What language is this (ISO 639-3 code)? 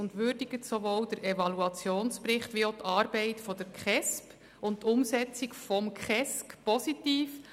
gsw